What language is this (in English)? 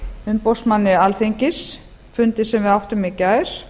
Icelandic